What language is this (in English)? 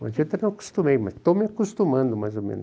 Portuguese